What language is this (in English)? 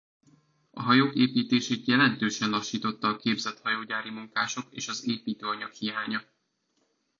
Hungarian